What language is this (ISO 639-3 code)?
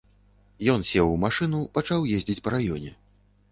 bel